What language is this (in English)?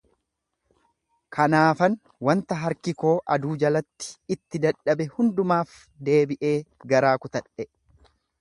Oromo